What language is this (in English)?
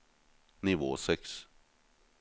Norwegian